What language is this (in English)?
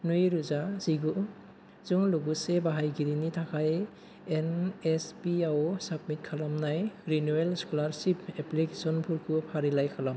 Bodo